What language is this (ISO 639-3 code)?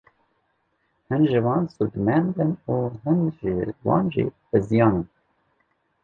kur